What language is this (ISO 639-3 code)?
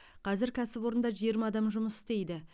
kaz